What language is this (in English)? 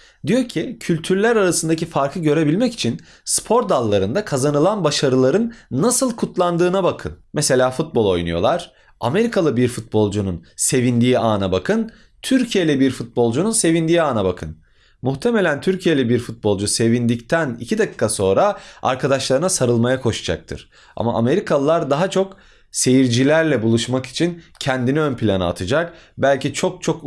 Turkish